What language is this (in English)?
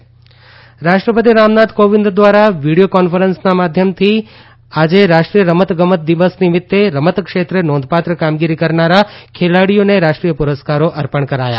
Gujarati